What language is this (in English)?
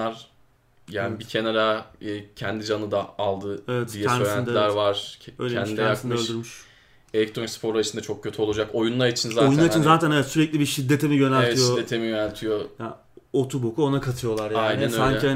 Turkish